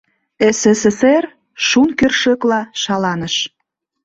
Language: Mari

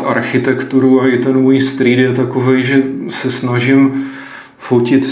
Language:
Czech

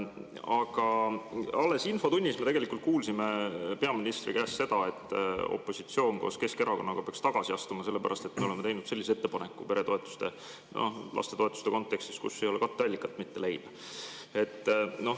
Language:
Estonian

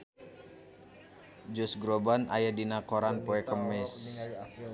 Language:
Sundanese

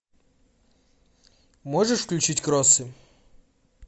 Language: Russian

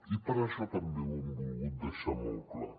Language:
Catalan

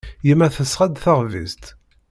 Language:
Kabyle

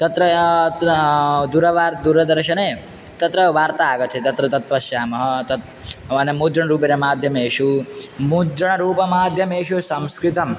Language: Sanskrit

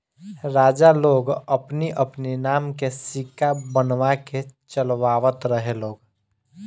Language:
Bhojpuri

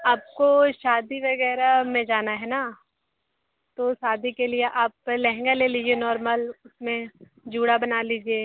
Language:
Hindi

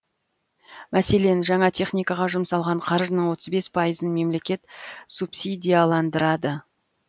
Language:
Kazakh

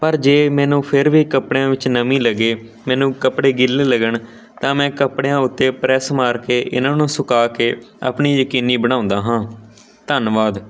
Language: Punjabi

